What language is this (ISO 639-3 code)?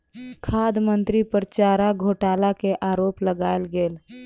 mai